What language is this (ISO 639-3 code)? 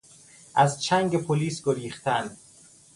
fas